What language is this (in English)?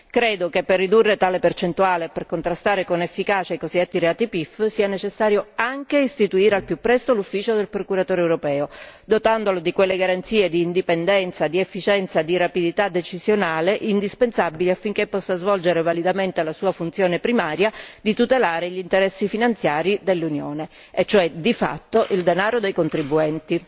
Italian